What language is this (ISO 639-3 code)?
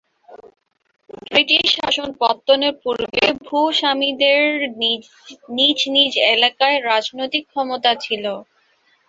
ben